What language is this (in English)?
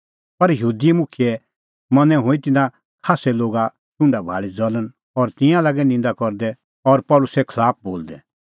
Kullu Pahari